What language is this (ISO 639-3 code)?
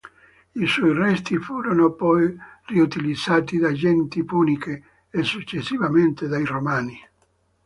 ita